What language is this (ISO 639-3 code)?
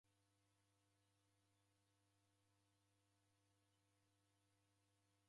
dav